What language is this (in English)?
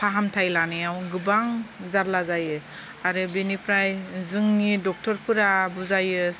Bodo